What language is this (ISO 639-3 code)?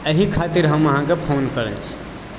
mai